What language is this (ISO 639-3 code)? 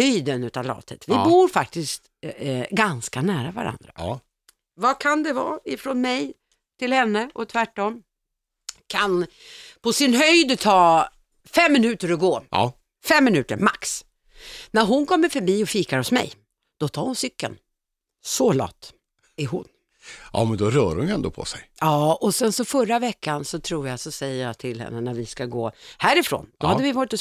swe